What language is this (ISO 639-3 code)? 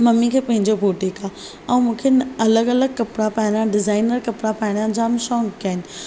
snd